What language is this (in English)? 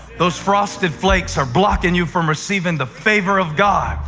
English